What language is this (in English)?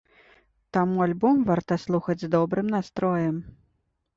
Belarusian